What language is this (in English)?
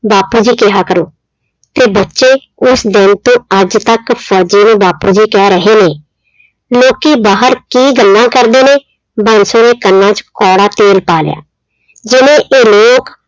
Punjabi